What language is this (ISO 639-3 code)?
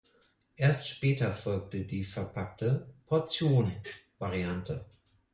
deu